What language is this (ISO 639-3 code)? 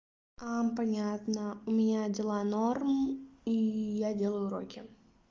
rus